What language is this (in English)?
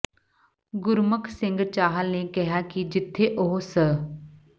Punjabi